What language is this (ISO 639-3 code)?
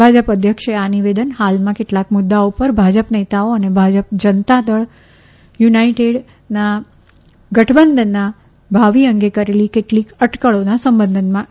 guj